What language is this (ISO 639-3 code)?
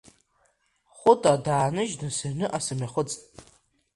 abk